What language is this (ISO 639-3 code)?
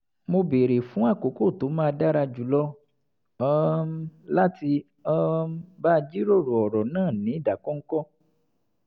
yor